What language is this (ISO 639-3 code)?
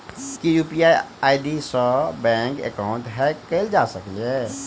mai